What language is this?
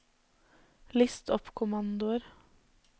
Norwegian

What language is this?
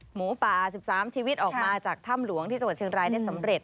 Thai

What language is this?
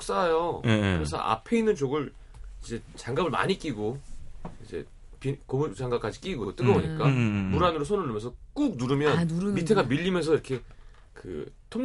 Korean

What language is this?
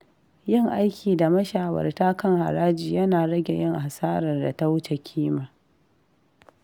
Hausa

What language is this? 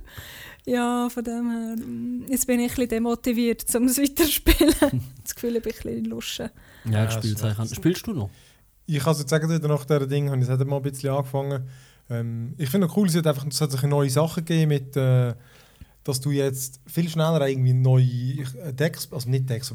German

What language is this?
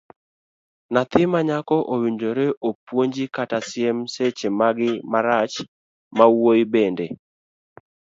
Luo (Kenya and Tanzania)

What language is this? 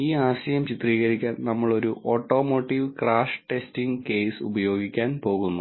Malayalam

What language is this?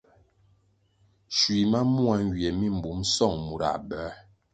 Kwasio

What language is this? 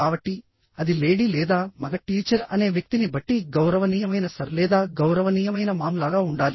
Telugu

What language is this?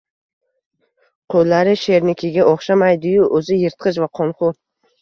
Uzbek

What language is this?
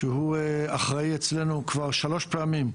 Hebrew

